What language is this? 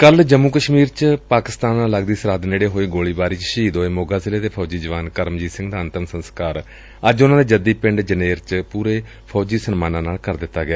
Punjabi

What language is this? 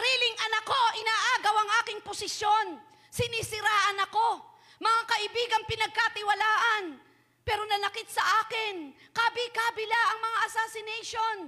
Filipino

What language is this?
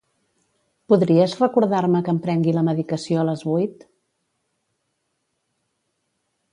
Catalan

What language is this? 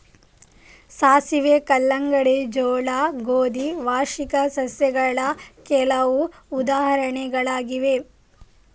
Kannada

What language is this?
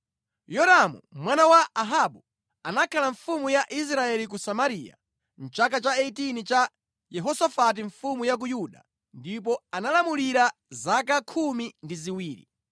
Nyanja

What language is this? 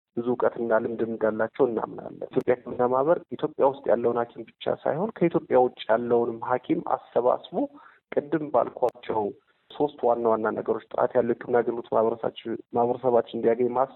Amharic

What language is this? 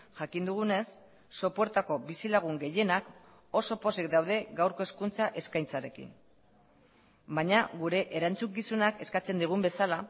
Basque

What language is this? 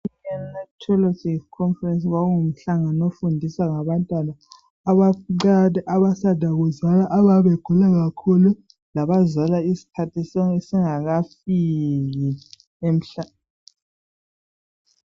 North Ndebele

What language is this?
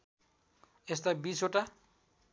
Nepali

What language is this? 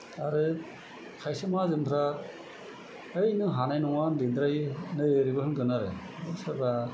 Bodo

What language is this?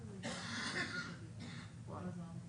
Hebrew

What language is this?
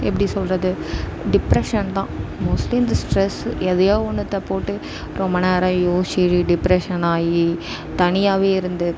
Tamil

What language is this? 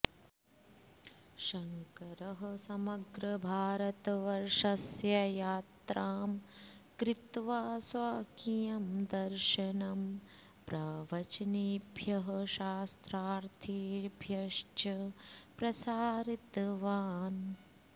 Sanskrit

